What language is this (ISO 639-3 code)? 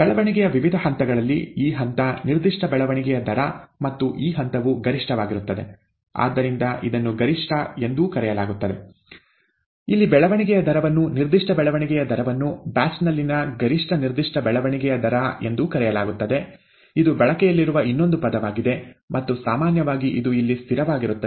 kan